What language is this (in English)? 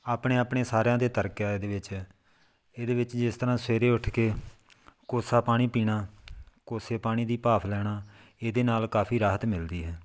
Punjabi